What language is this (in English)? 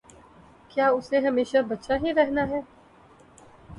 Urdu